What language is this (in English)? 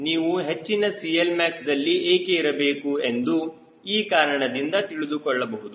Kannada